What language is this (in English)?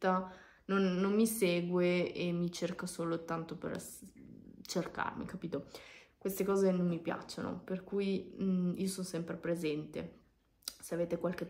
Italian